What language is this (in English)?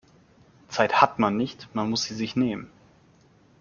German